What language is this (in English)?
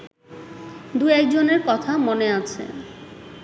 Bangla